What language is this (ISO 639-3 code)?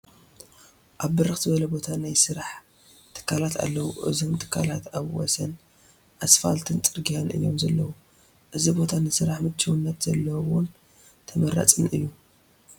tir